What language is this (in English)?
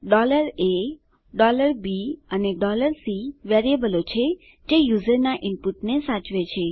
Gujarati